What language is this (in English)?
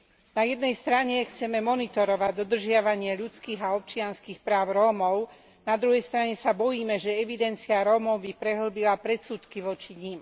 Slovak